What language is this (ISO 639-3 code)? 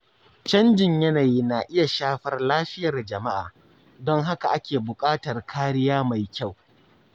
hau